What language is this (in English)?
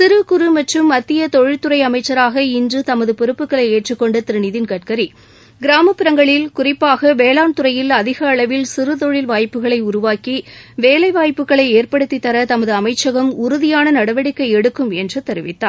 Tamil